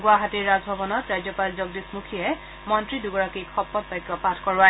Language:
Assamese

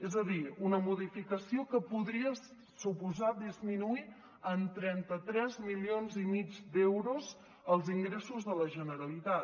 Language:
Catalan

